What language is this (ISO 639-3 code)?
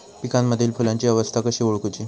mar